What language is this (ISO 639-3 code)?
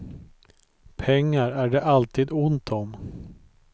swe